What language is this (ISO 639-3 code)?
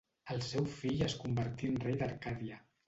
cat